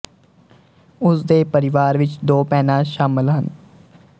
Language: Punjabi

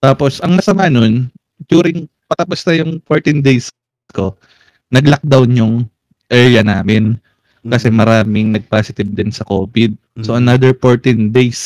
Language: Filipino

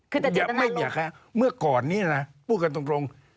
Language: Thai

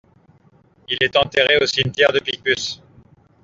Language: French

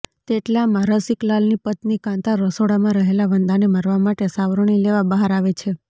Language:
Gujarati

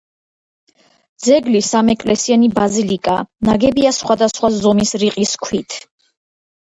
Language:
Georgian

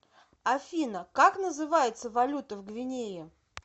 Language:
Russian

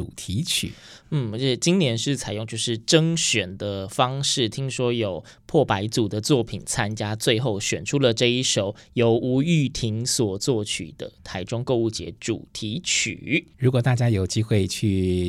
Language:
Chinese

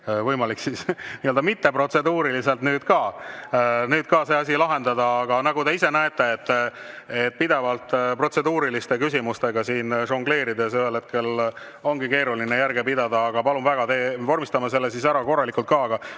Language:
Estonian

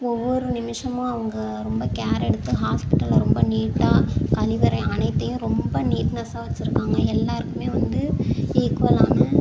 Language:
Tamil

